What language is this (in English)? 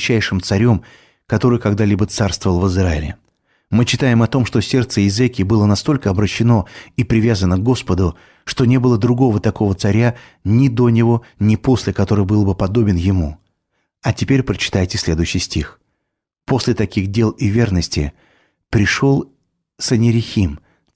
Russian